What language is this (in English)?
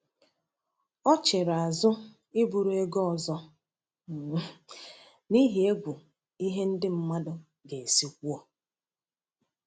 Igbo